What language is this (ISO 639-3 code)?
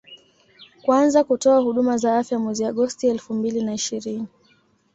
swa